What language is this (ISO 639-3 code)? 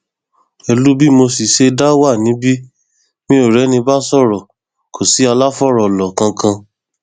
yor